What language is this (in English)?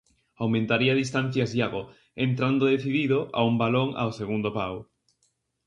Galician